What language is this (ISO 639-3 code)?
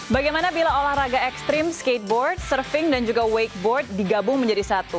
ind